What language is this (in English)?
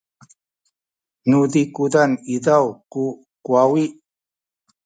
Sakizaya